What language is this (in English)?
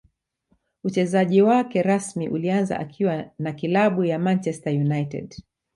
Swahili